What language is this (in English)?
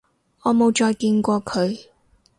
Cantonese